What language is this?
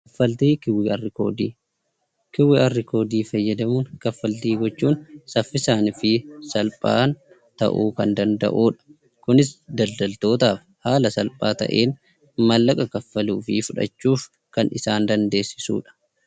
Oromo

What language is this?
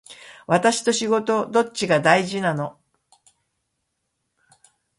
Japanese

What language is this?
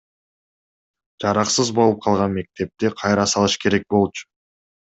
Kyrgyz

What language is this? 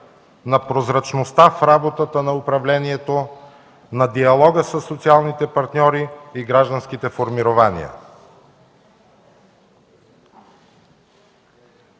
Bulgarian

